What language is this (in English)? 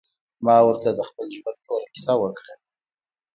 Pashto